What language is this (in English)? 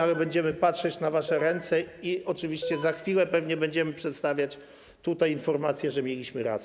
Polish